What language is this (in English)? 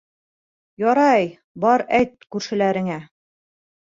Bashkir